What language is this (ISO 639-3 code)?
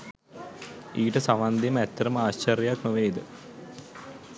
sin